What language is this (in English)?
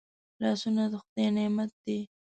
Pashto